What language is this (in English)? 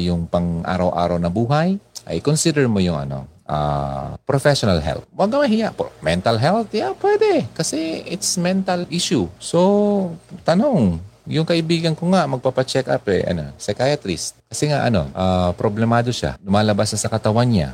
Filipino